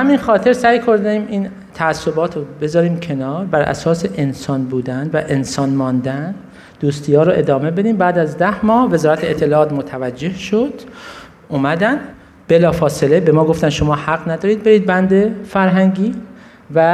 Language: Persian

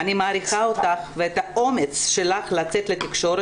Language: Hebrew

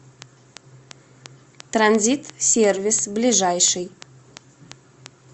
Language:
Russian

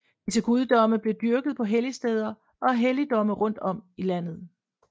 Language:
Danish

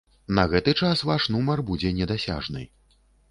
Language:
Belarusian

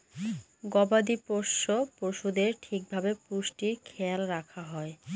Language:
Bangla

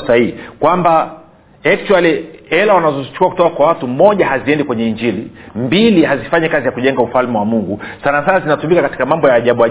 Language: Swahili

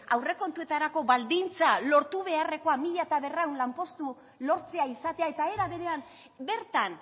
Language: Basque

